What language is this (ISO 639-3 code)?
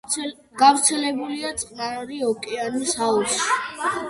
kat